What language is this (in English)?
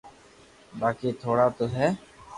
Loarki